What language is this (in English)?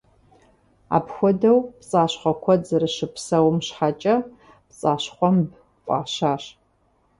Kabardian